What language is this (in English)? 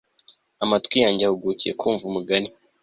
Kinyarwanda